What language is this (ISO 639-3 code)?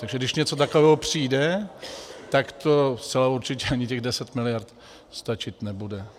ces